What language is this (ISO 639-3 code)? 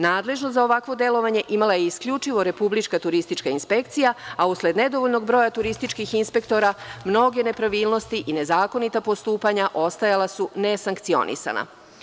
srp